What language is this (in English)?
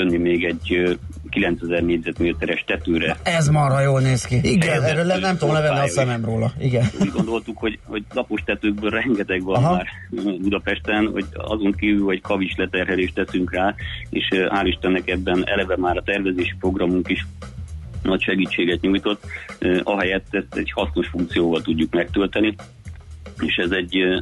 Hungarian